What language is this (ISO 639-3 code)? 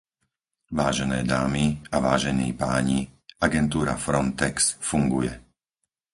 slk